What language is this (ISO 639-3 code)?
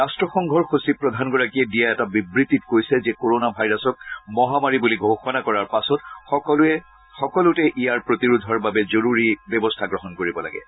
asm